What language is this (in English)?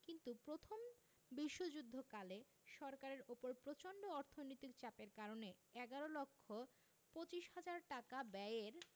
Bangla